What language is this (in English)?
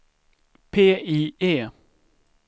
Swedish